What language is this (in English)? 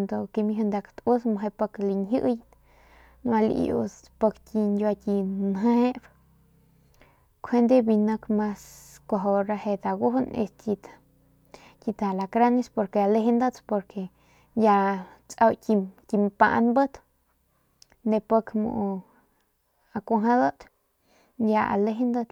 Northern Pame